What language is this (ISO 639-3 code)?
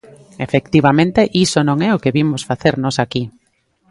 glg